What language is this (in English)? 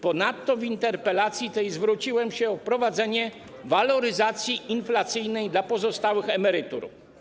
Polish